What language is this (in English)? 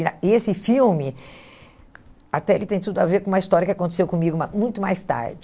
Portuguese